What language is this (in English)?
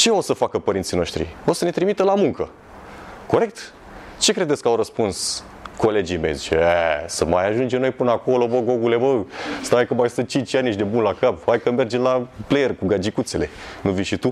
Romanian